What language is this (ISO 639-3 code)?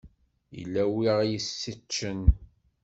kab